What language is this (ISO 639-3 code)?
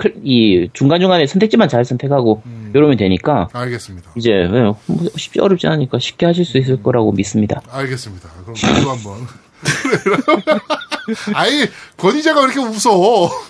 kor